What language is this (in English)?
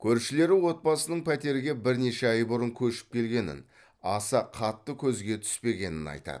Kazakh